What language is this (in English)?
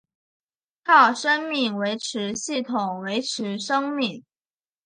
Chinese